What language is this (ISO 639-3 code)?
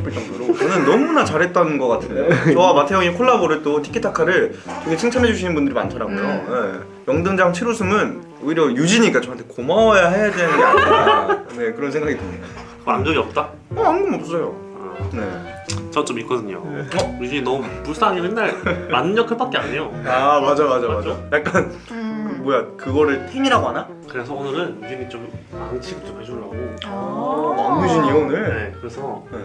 kor